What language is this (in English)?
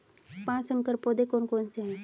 Hindi